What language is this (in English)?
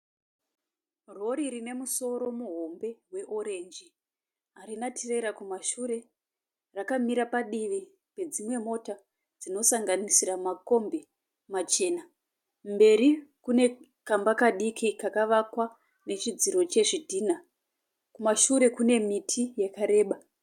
Shona